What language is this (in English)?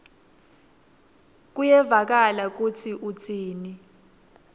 Swati